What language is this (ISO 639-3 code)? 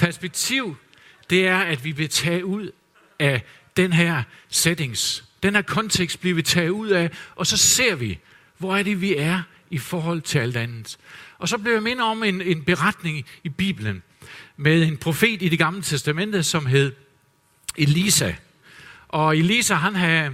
dan